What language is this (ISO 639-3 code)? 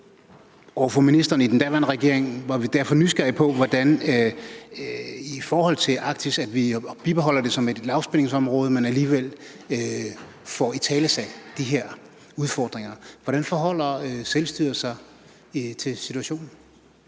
dan